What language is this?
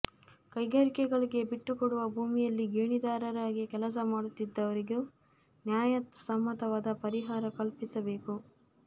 Kannada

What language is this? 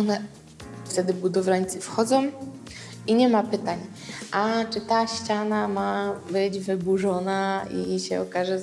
Polish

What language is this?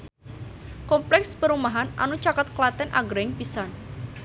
Sundanese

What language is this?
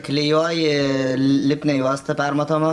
Lithuanian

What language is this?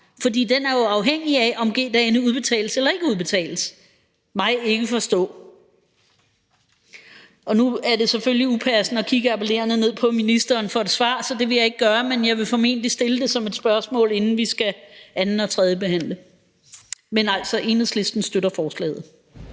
Danish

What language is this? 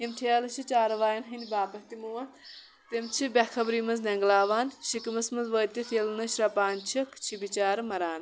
Kashmiri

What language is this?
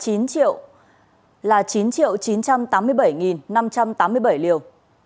Vietnamese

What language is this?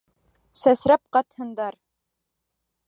Bashkir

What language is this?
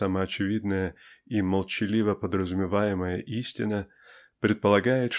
Russian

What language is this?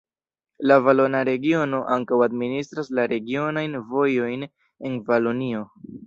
Esperanto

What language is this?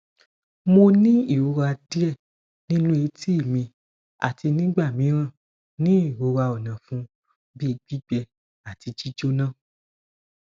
Yoruba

